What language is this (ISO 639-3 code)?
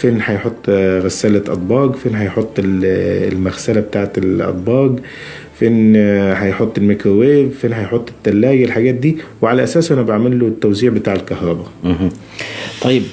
ara